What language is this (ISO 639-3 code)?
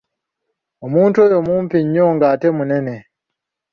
lug